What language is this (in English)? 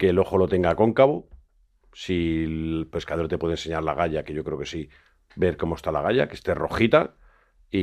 Spanish